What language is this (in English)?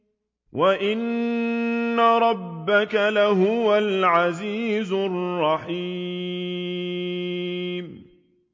Arabic